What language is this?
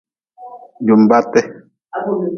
Nawdm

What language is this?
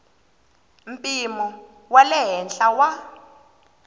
Tsonga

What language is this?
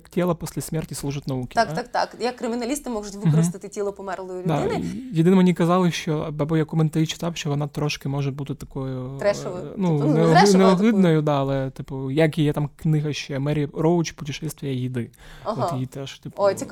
Ukrainian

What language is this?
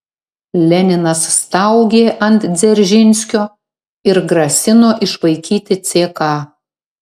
Lithuanian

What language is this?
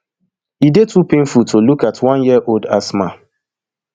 Nigerian Pidgin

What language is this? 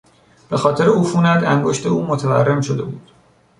Persian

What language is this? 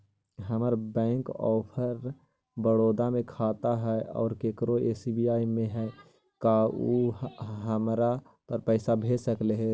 Magahi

